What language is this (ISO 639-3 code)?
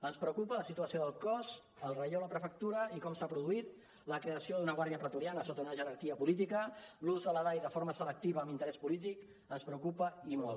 cat